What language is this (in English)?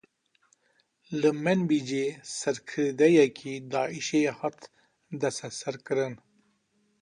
Kurdish